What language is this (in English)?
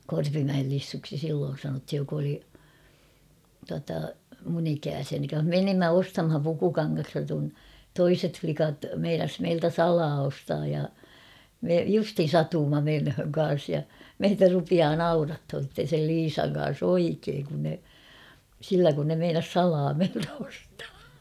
Finnish